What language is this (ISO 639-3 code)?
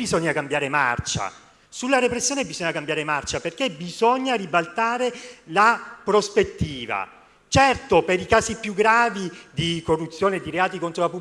ita